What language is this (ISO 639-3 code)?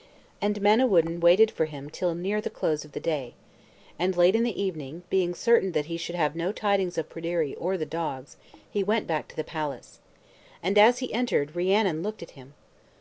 eng